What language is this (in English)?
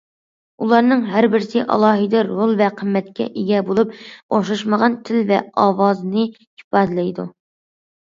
Uyghur